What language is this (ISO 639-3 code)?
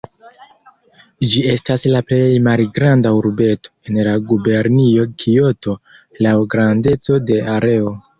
epo